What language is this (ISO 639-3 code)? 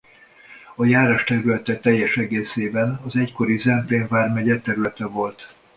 hun